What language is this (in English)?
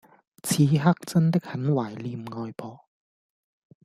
Cantonese